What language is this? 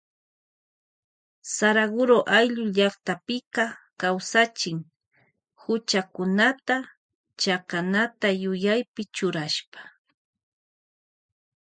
Loja Highland Quichua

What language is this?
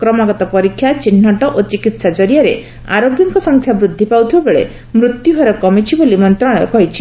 Odia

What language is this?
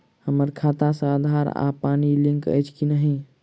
Maithili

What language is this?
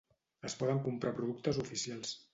Catalan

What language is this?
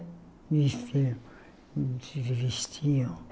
Portuguese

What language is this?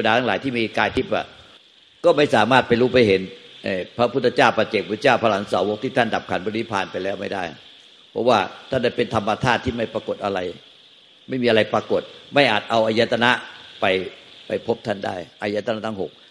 Thai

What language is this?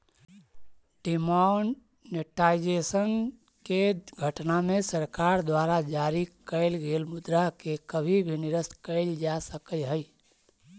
Magahi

